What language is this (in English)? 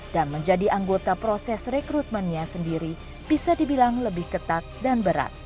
Indonesian